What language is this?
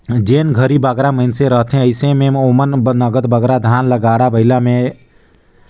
Chhattisgarhi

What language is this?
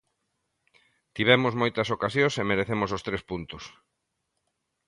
Galician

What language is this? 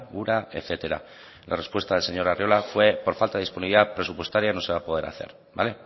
Spanish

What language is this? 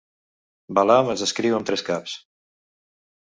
Catalan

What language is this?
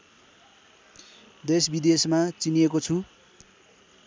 Nepali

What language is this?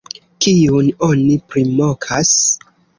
Esperanto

